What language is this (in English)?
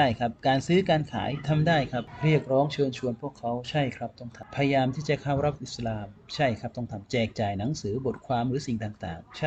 Thai